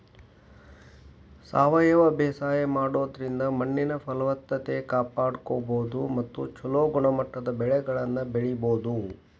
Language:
Kannada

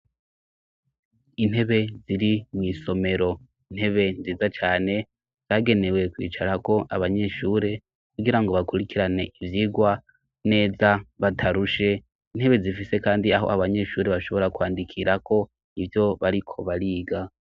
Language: Rundi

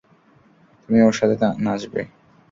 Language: Bangla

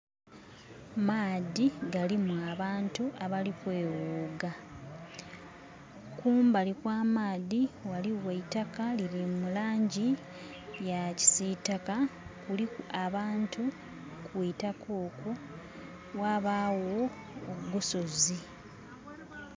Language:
Soga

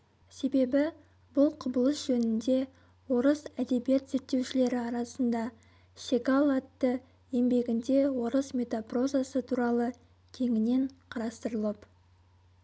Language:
Kazakh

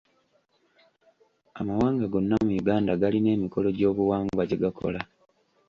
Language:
Ganda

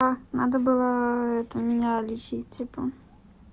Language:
Russian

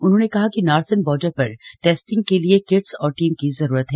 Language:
Hindi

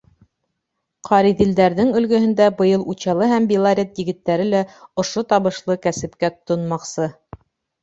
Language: Bashkir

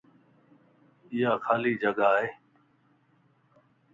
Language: Lasi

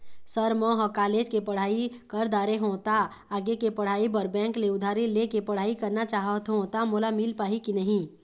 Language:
Chhattisgarhi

